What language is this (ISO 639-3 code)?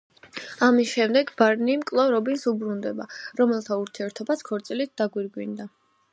kat